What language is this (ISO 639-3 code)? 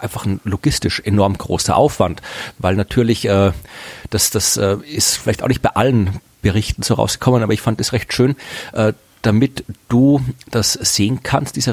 deu